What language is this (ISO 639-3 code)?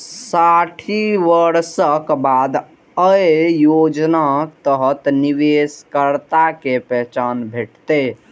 mai